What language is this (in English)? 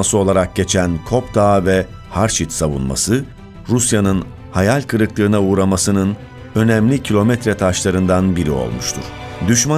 Turkish